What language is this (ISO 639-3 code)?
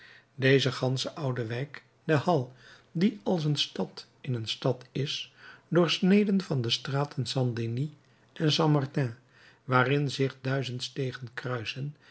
nld